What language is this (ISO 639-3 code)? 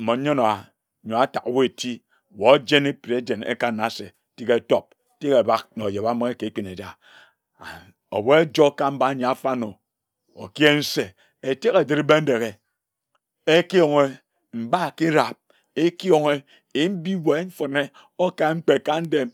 etu